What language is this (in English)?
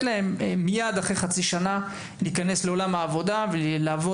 Hebrew